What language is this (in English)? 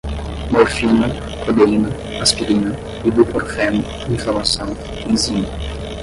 Portuguese